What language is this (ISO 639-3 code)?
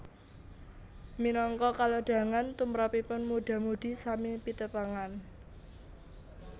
jav